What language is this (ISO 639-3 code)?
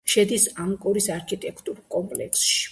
kat